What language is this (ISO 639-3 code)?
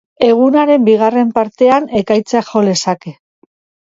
eus